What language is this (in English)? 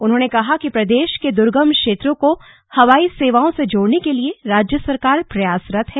Hindi